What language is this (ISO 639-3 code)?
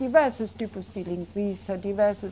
por